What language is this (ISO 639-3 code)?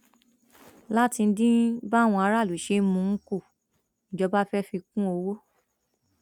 yor